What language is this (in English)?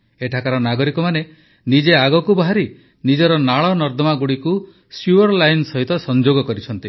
Odia